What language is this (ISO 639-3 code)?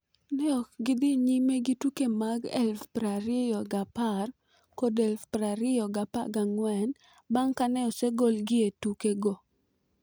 luo